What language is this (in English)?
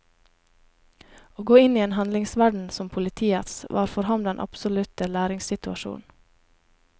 Norwegian